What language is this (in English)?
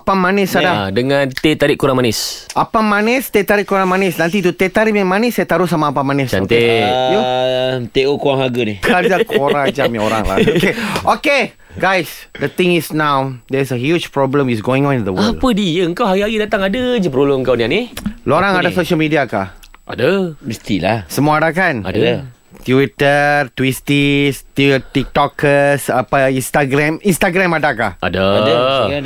Malay